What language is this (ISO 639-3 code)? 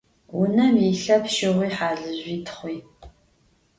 ady